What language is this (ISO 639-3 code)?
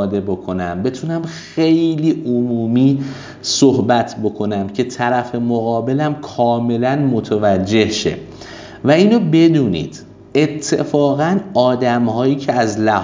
fas